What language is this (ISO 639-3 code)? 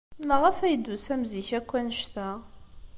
kab